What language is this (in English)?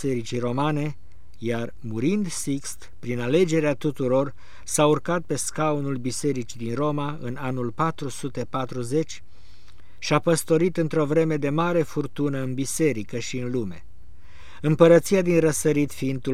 Romanian